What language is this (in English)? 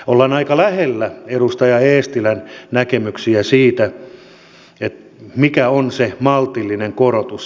Finnish